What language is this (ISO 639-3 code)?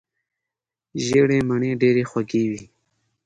pus